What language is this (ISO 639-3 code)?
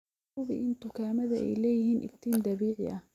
som